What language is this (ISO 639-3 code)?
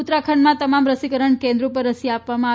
guj